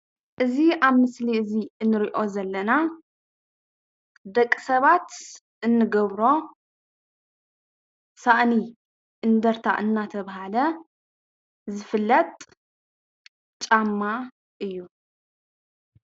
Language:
Tigrinya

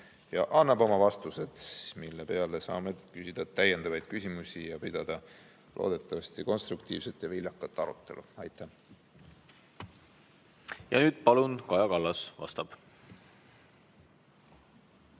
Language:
Estonian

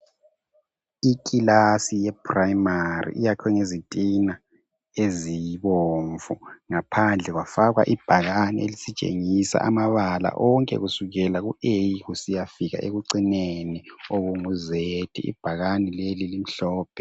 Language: North Ndebele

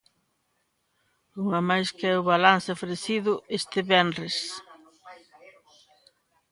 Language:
Galician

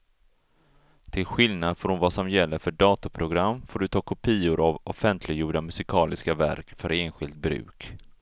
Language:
Swedish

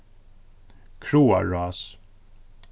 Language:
Faroese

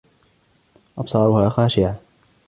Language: Arabic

